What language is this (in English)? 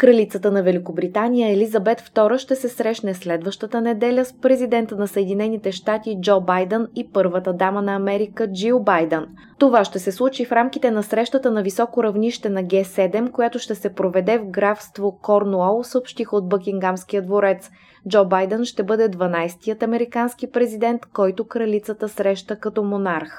Bulgarian